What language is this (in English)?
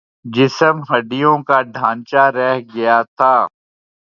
Urdu